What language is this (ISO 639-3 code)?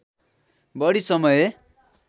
nep